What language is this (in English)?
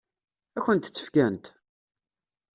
Kabyle